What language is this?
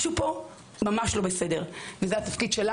Hebrew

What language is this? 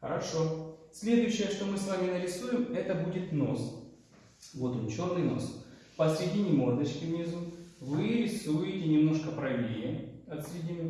Russian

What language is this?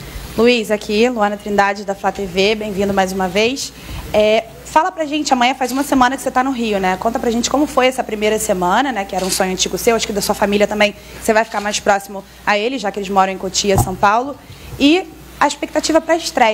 Portuguese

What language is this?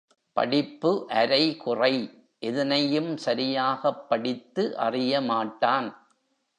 Tamil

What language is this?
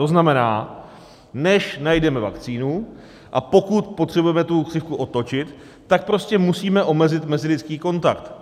Czech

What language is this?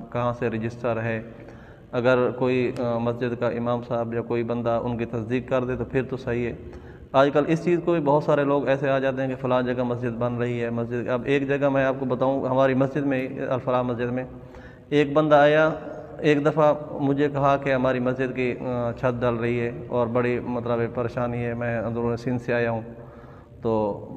Arabic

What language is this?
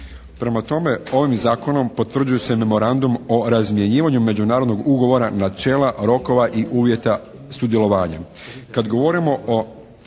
Croatian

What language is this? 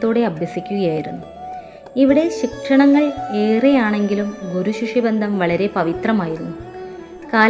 Malayalam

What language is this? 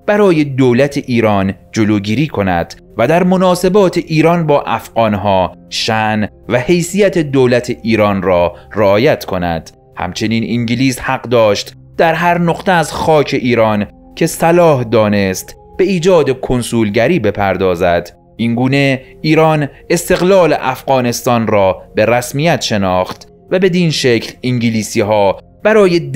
Persian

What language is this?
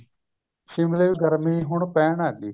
Punjabi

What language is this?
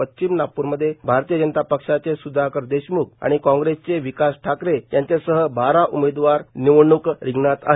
Marathi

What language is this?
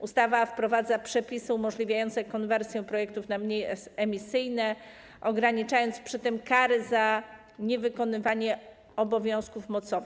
Polish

